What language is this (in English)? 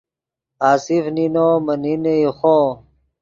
Yidgha